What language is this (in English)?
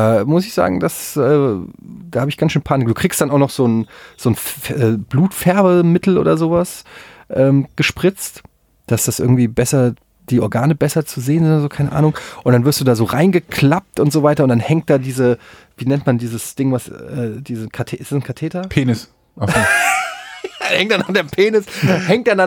German